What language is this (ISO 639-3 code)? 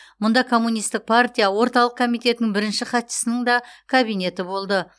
kaz